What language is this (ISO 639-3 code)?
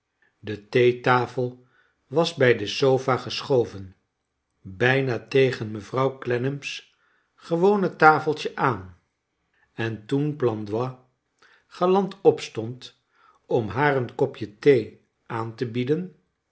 nld